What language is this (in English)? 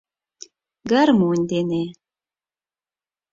Mari